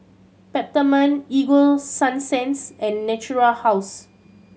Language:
English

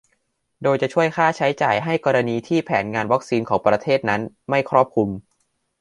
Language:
Thai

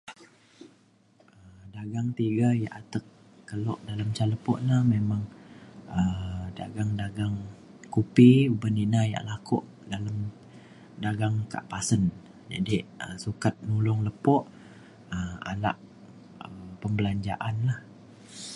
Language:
Mainstream Kenyah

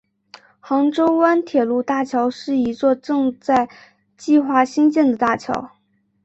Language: Chinese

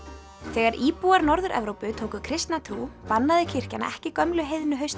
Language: Icelandic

